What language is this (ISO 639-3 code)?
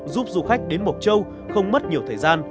vie